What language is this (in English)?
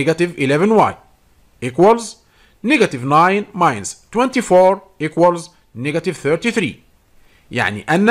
Arabic